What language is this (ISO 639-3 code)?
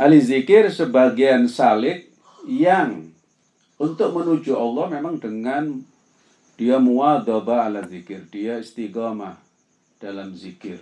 ind